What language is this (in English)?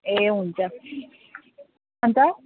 Nepali